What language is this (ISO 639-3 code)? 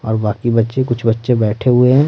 hin